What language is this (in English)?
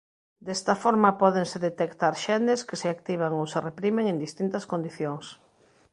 Galician